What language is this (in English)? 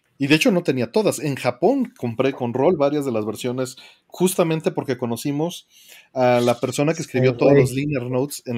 Spanish